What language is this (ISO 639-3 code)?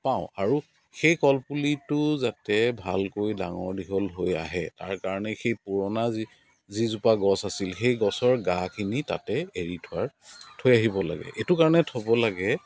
asm